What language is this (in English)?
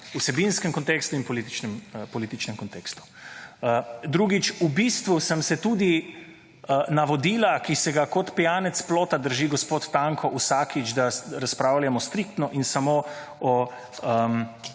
Slovenian